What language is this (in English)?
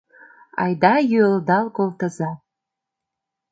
Mari